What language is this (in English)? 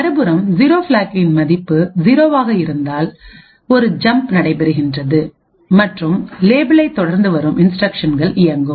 Tamil